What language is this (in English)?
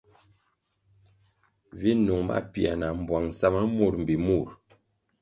Kwasio